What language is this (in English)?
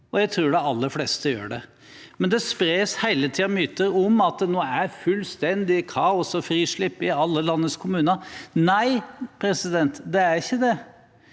Norwegian